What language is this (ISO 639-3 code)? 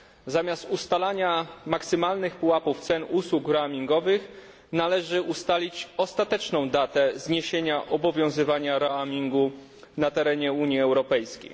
pol